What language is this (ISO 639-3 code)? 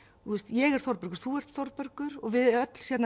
isl